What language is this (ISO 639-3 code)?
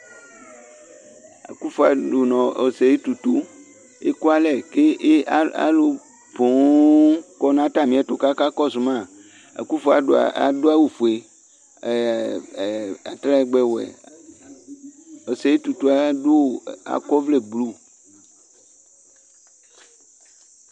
kpo